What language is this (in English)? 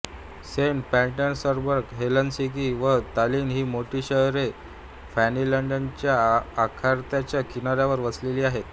Marathi